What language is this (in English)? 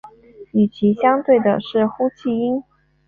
Chinese